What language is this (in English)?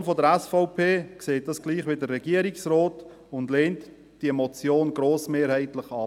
Swiss German